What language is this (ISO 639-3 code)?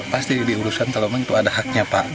ind